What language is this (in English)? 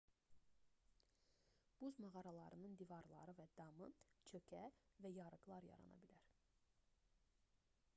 Azerbaijani